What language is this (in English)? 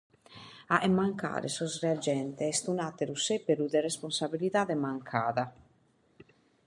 Sardinian